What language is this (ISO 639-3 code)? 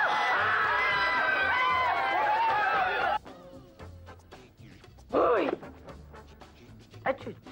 rus